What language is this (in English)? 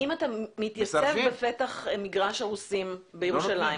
Hebrew